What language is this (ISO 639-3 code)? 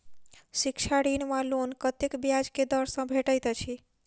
mai